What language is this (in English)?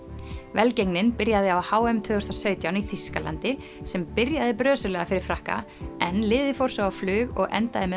Icelandic